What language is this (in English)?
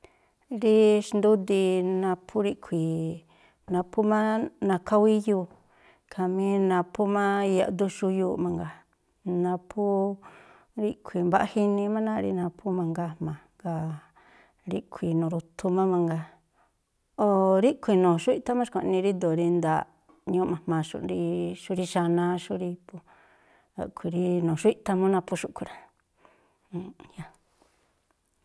Tlacoapa Me'phaa